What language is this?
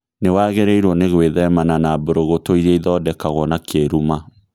Kikuyu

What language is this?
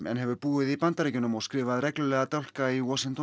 Icelandic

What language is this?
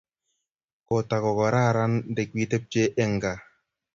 Kalenjin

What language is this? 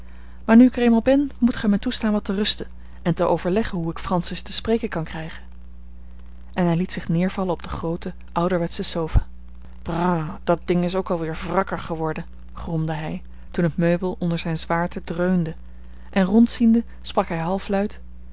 Dutch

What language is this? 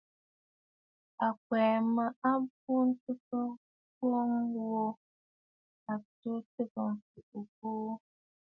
Bafut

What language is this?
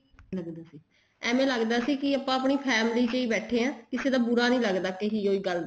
Punjabi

